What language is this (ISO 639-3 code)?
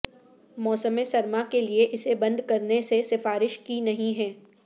urd